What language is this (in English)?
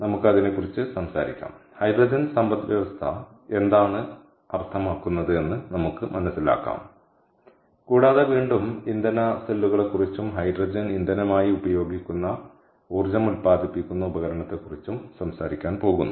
Malayalam